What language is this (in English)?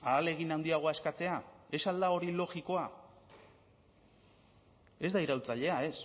Basque